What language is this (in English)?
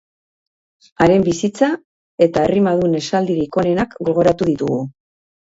Basque